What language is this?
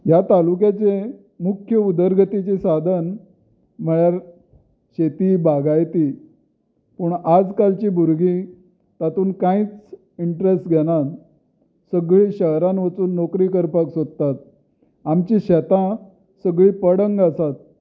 Konkani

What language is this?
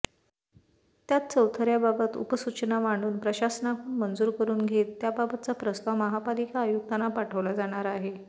Marathi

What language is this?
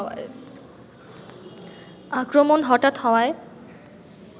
Bangla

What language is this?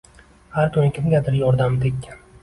Uzbek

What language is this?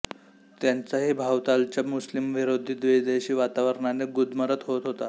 Marathi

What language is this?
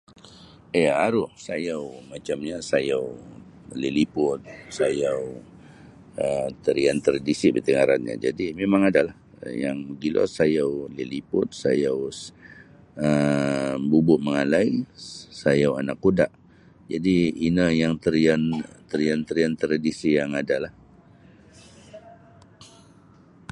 Sabah Bisaya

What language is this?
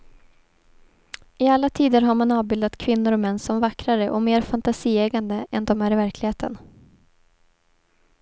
Swedish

